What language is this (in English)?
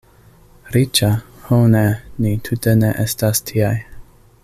Esperanto